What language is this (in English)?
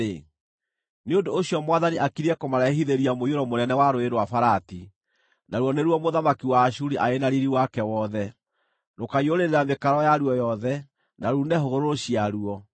Kikuyu